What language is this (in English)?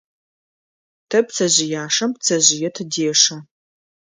Adyghe